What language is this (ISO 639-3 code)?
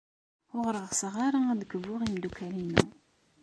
kab